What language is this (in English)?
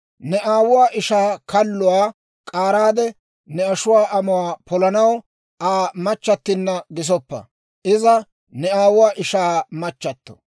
Dawro